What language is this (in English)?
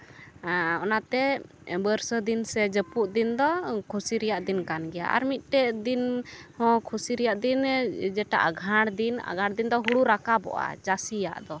Santali